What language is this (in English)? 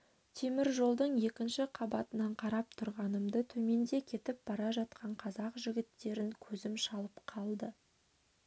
Kazakh